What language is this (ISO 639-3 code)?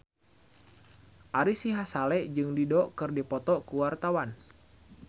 sun